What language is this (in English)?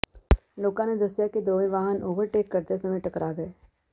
Punjabi